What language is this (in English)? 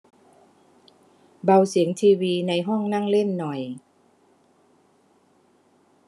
Thai